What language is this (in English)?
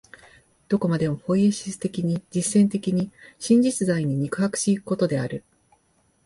Japanese